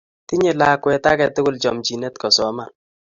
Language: Kalenjin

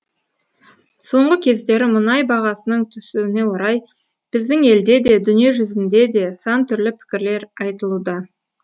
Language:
Kazakh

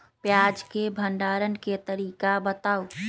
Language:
Magahi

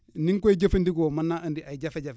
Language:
Wolof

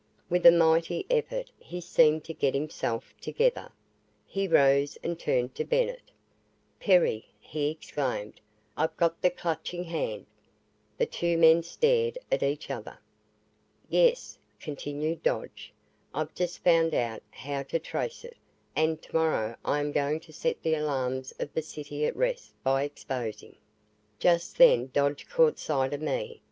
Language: English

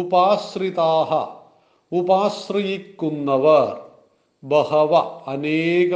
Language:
Malayalam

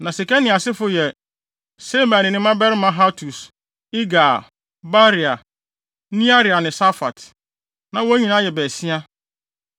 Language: Akan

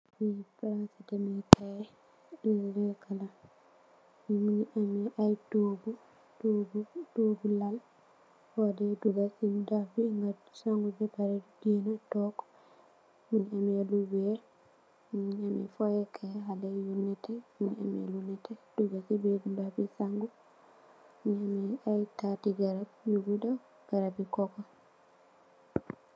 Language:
Wolof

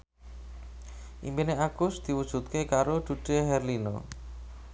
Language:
Javanese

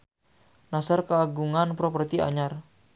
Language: Sundanese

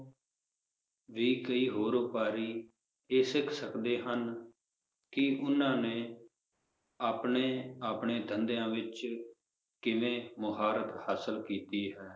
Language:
Punjabi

